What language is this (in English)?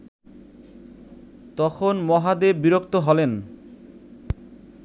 Bangla